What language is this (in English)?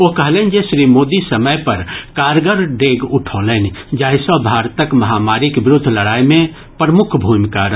Maithili